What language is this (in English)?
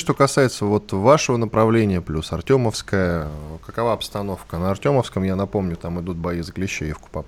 Russian